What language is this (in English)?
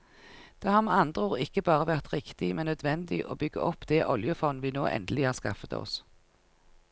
Norwegian